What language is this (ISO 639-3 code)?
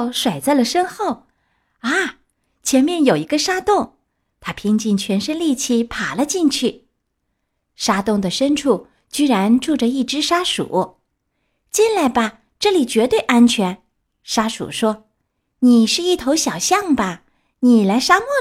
zho